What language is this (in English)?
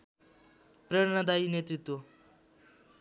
Nepali